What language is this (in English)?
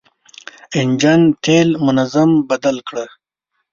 Pashto